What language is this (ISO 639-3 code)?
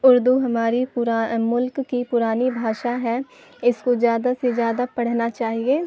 urd